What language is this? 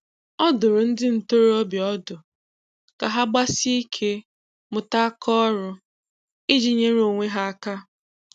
Igbo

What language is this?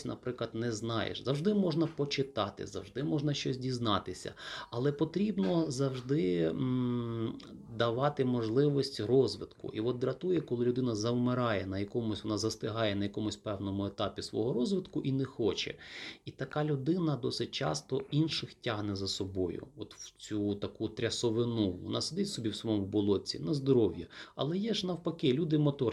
Ukrainian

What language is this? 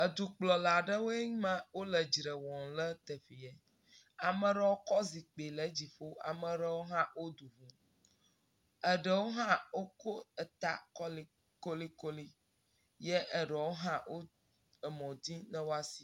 Ewe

